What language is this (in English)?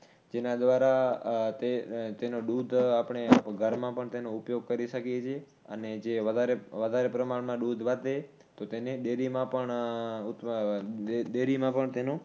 Gujarati